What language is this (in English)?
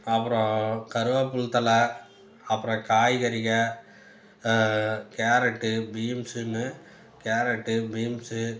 Tamil